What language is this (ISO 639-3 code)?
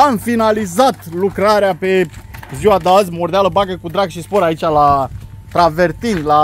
ron